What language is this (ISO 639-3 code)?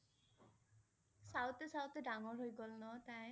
asm